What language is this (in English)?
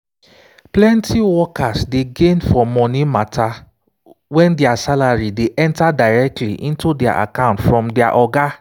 Nigerian Pidgin